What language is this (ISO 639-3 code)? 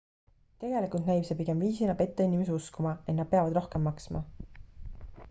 est